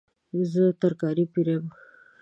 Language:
Pashto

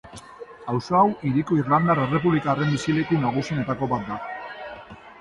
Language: Basque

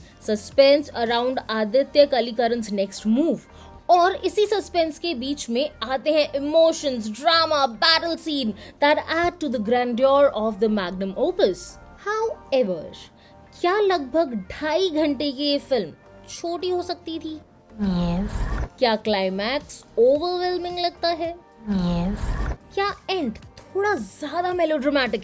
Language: Hindi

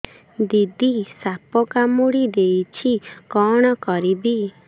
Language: Odia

